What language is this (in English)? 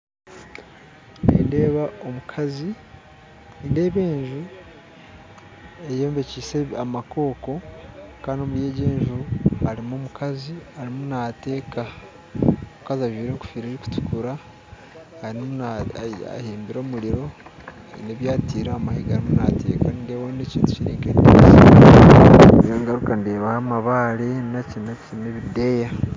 Nyankole